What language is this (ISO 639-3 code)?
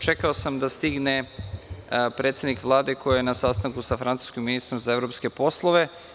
srp